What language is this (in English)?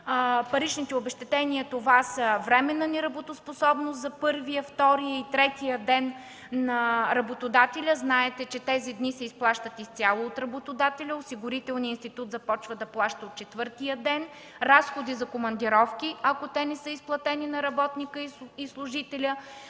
Bulgarian